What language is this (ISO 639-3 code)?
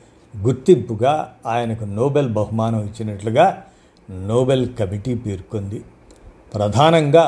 tel